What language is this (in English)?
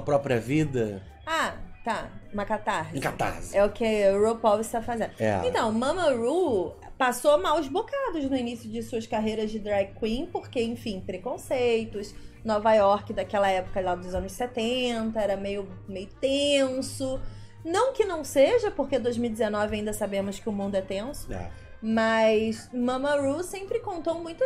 Portuguese